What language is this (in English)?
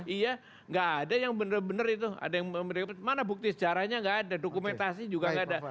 Indonesian